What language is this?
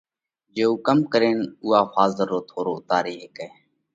Parkari Koli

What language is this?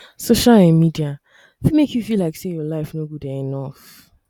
Nigerian Pidgin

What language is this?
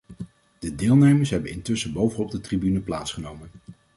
Dutch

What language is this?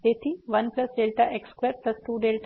Gujarati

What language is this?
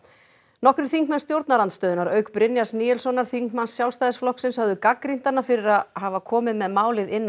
Icelandic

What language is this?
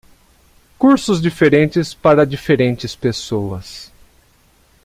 Portuguese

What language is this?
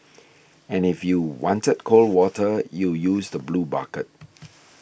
English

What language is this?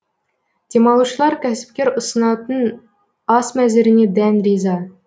Kazakh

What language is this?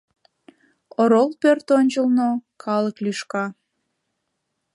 Mari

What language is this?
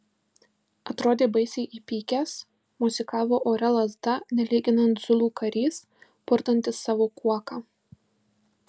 Lithuanian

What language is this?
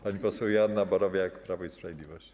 Polish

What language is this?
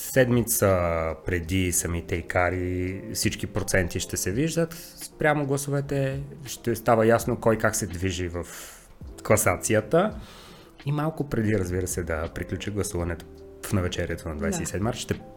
Bulgarian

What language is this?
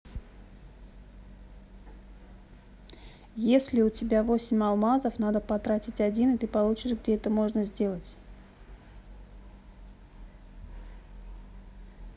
Russian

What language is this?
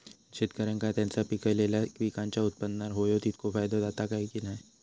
Marathi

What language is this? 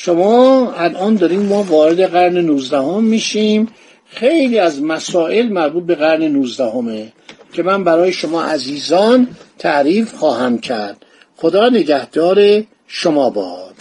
Persian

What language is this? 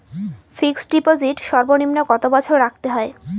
Bangla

